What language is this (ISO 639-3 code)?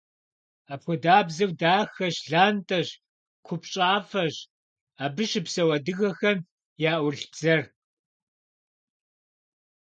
kbd